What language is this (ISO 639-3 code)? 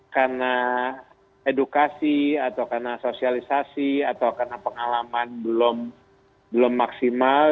ind